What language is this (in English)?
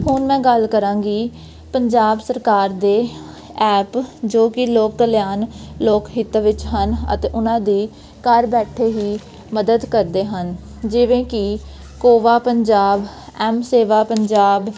Punjabi